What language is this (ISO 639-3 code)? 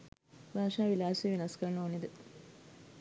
sin